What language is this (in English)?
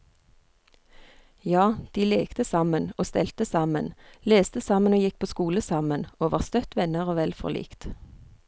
Norwegian